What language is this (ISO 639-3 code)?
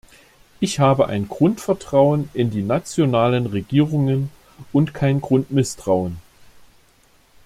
deu